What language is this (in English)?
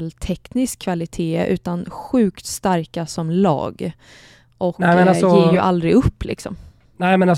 Swedish